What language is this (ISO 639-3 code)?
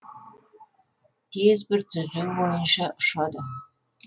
kaz